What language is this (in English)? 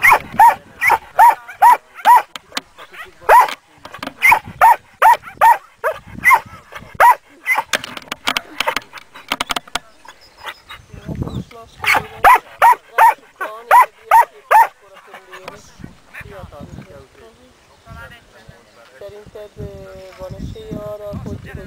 Hungarian